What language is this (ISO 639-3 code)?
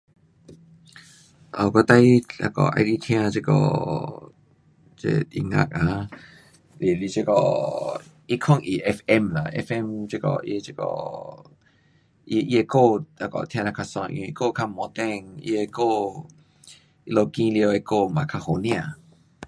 cpx